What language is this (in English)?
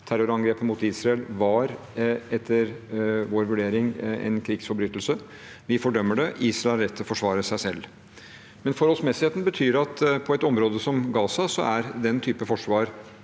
Norwegian